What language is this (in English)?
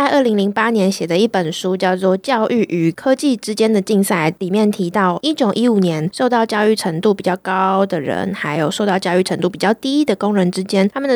Chinese